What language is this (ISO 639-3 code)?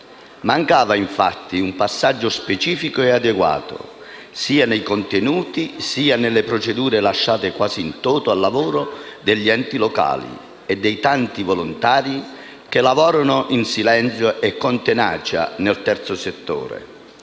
ita